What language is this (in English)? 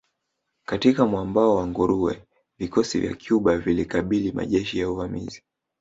Swahili